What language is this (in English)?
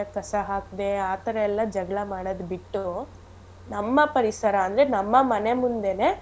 Kannada